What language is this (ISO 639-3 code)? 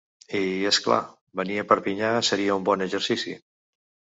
cat